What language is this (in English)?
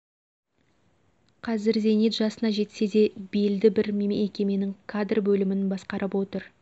Kazakh